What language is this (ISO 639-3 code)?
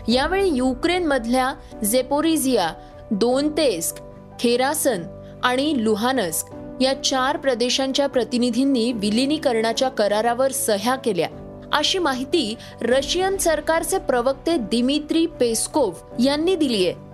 mar